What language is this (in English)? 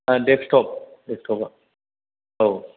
Bodo